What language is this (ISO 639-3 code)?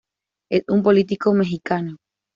spa